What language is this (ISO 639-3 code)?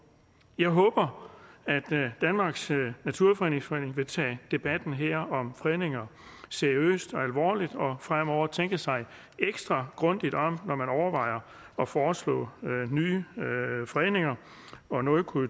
dan